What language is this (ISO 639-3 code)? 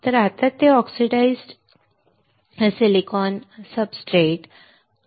mar